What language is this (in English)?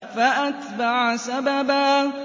Arabic